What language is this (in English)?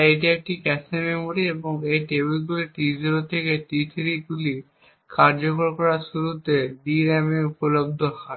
Bangla